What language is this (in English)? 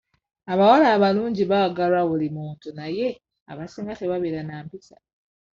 Ganda